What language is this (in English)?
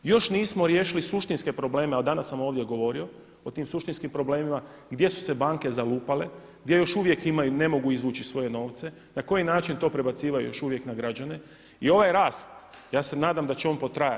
Croatian